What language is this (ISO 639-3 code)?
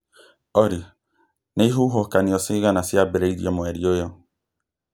kik